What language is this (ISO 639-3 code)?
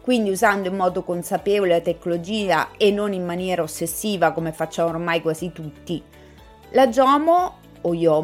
ita